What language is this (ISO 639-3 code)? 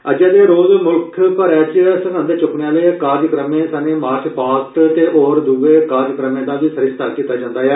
doi